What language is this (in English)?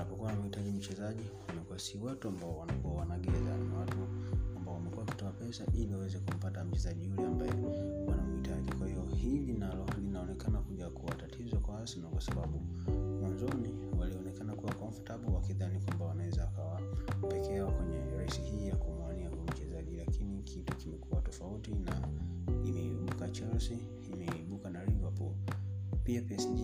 Swahili